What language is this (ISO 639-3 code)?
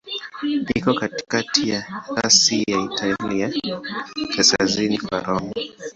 swa